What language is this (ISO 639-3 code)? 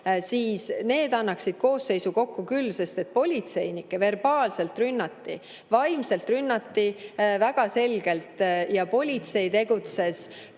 est